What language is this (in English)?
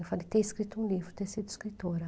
Portuguese